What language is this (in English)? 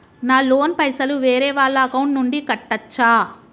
Telugu